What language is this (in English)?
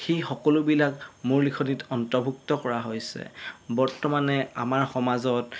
Assamese